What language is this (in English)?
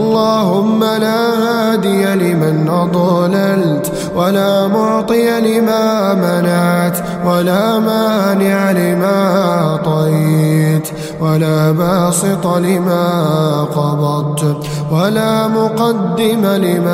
Arabic